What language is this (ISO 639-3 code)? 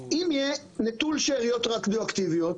heb